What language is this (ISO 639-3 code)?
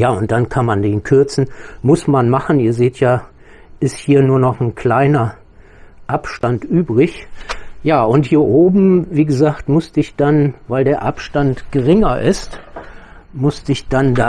deu